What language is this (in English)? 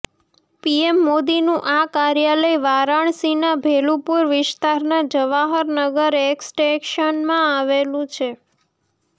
Gujarati